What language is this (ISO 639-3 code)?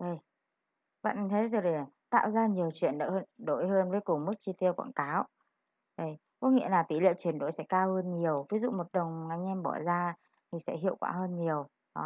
vie